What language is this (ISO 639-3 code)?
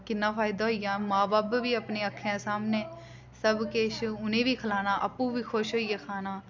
doi